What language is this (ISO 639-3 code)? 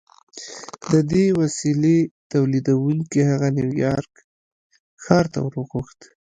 pus